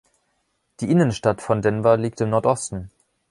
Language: German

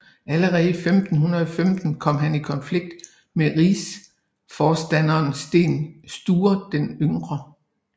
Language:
Danish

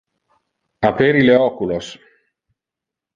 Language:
Interlingua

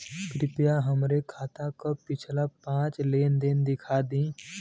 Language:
Bhojpuri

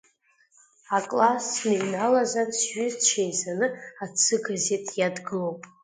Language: Abkhazian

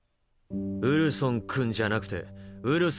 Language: Japanese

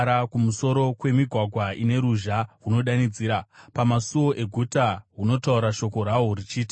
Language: Shona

